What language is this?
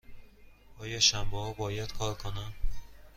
Persian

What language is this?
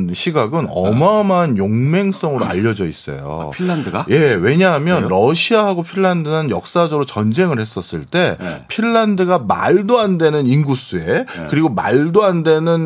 Korean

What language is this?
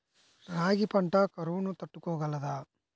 Telugu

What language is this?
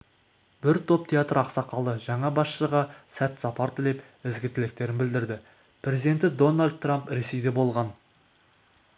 Kazakh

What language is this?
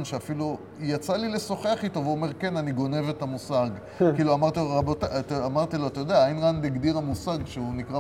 Hebrew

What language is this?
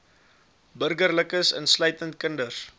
Afrikaans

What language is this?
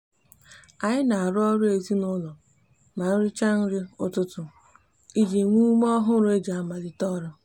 Igbo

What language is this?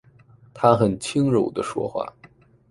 Chinese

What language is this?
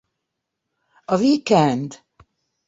Hungarian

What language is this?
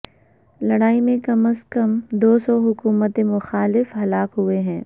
Urdu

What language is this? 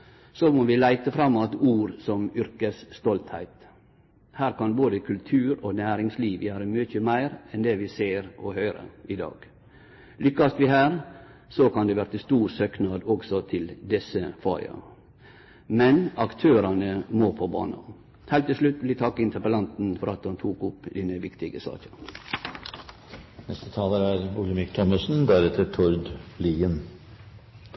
Norwegian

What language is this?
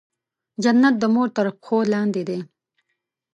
Pashto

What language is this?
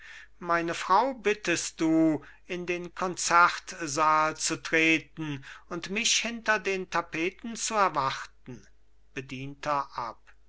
German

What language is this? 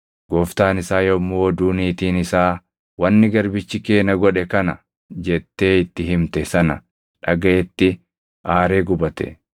Oromo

